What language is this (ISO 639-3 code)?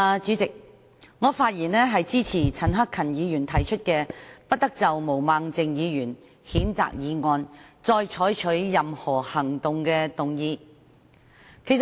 yue